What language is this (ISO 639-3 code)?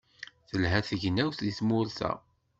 kab